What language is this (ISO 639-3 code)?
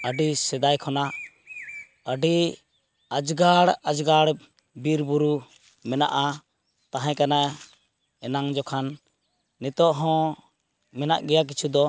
sat